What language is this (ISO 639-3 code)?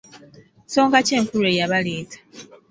lug